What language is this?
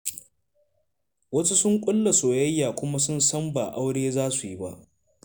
Hausa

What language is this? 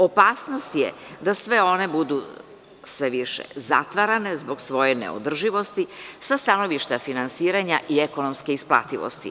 Serbian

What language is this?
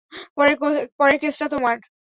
Bangla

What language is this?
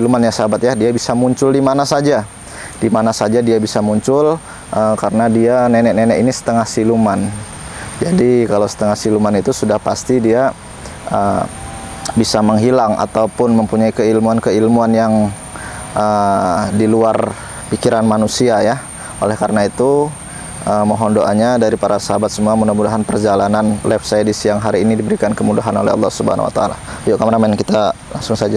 Indonesian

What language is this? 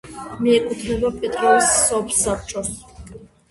Georgian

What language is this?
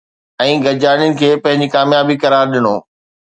Sindhi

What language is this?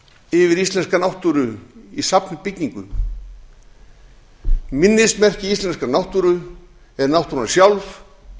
Icelandic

